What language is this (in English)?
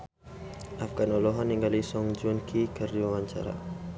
Sundanese